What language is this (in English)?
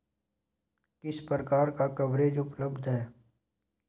Hindi